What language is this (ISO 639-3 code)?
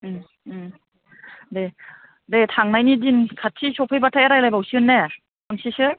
brx